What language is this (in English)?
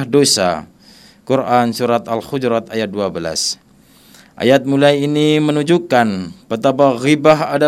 Indonesian